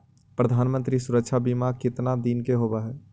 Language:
Magahi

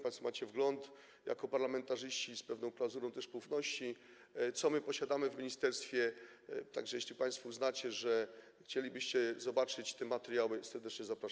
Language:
Polish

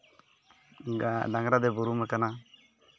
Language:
Santali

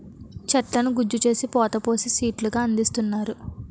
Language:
Telugu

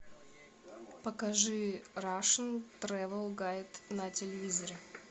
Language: Russian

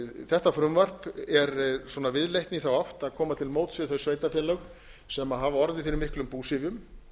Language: Icelandic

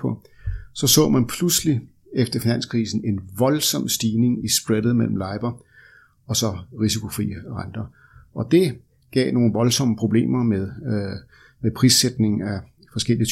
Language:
Danish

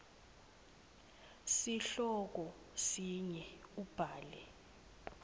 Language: Swati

